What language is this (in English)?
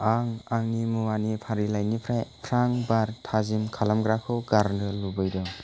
Bodo